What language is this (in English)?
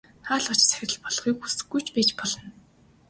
Mongolian